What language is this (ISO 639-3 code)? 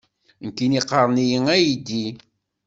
kab